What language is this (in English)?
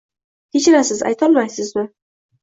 Uzbek